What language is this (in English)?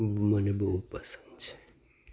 Gujarati